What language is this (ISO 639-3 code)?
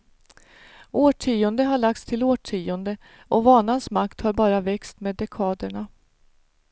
swe